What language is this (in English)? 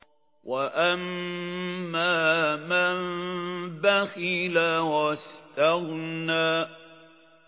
Arabic